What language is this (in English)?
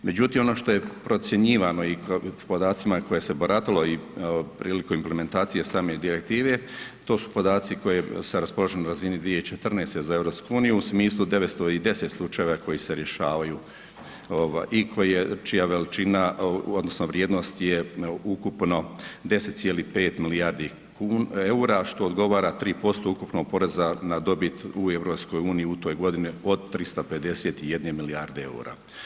Croatian